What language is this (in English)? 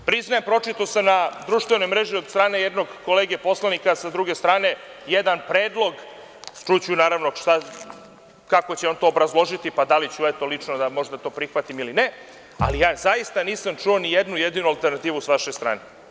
Serbian